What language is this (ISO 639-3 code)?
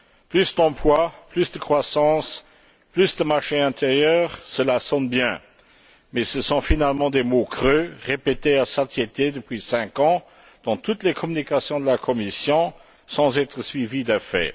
fra